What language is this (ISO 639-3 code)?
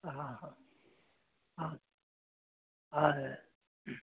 kok